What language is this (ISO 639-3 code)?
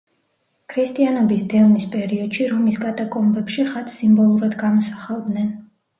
kat